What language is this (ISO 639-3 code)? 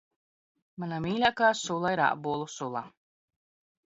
lav